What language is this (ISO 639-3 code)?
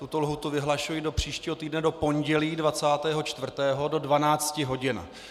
ces